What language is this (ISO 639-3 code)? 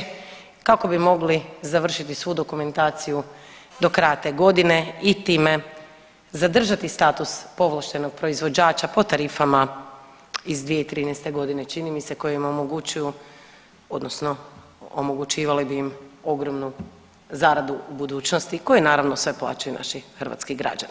hrv